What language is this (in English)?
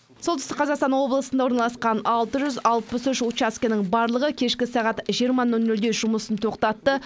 Kazakh